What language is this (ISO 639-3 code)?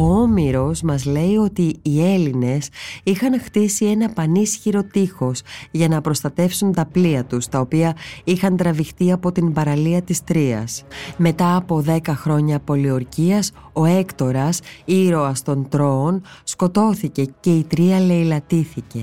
ell